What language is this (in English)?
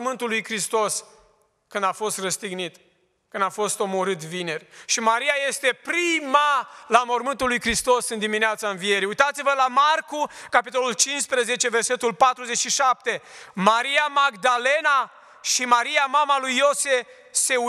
Romanian